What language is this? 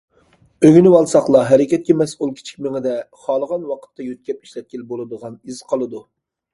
Uyghur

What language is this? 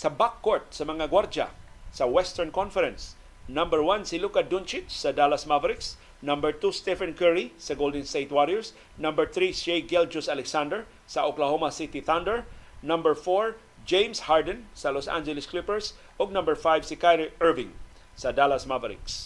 Filipino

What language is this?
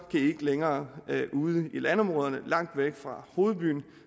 Danish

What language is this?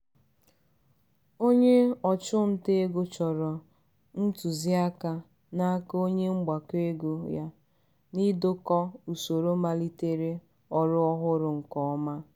Igbo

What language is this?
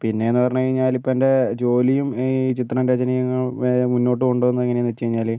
Malayalam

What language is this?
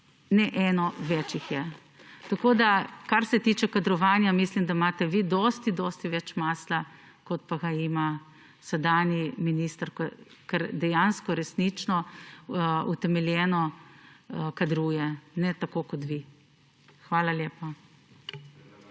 Slovenian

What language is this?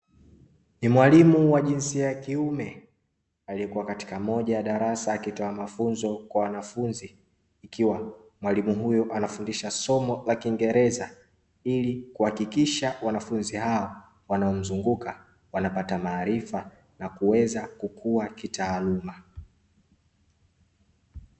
Swahili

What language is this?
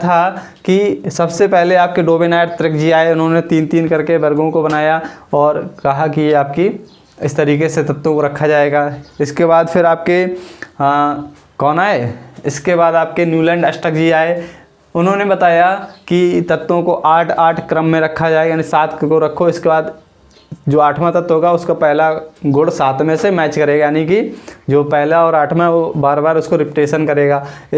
Hindi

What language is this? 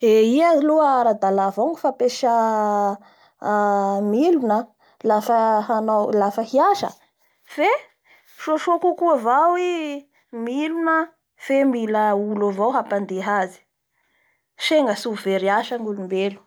Bara Malagasy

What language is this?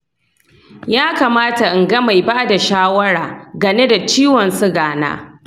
Hausa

